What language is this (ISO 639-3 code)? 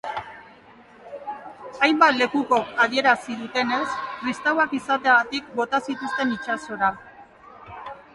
eus